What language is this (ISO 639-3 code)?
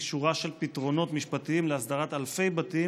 heb